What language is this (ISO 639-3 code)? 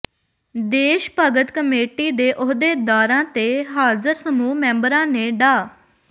pan